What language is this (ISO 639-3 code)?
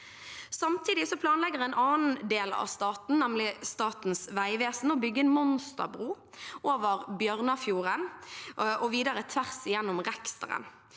nor